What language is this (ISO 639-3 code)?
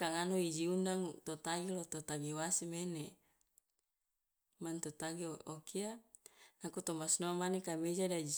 loa